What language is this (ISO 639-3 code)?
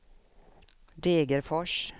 swe